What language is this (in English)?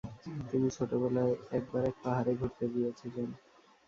Bangla